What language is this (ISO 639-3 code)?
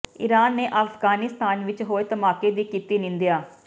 pan